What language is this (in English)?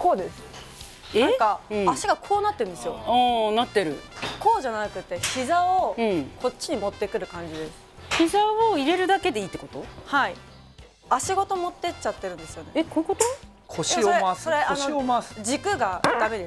Japanese